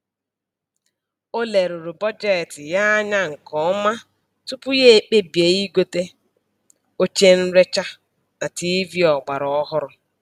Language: Igbo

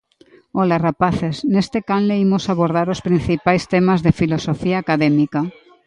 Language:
Galician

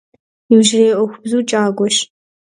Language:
Kabardian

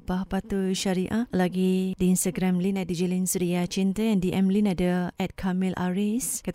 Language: Malay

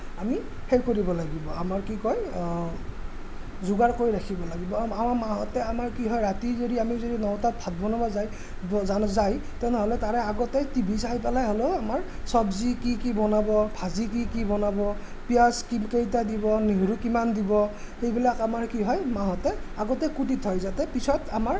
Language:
Assamese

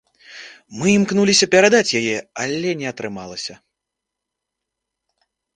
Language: Belarusian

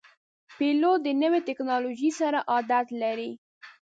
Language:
Pashto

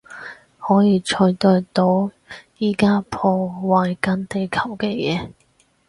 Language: Cantonese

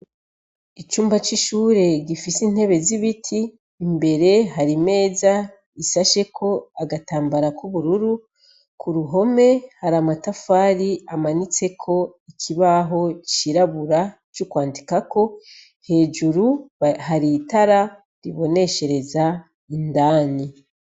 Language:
Rundi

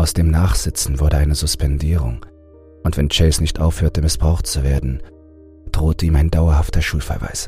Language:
German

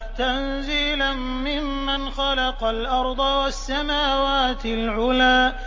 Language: Arabic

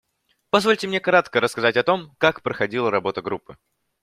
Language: Russian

